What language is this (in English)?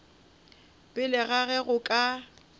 Northern Sotho